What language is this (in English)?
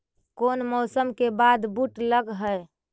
Magahi